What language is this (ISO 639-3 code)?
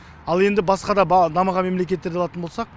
kaz